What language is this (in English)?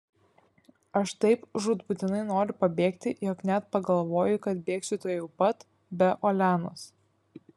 Lithuanian